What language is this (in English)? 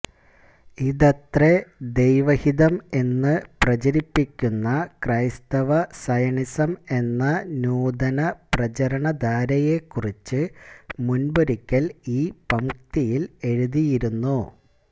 Malayalam